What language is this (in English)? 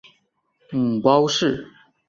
Chinese